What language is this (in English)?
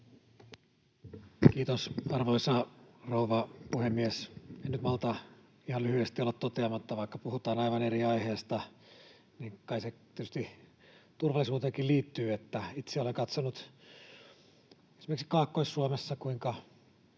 Finnish